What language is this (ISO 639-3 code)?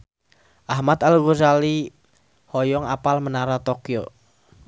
sun